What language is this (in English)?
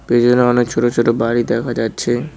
Bangla